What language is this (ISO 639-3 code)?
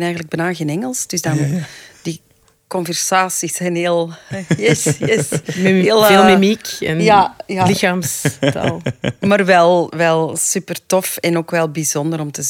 nld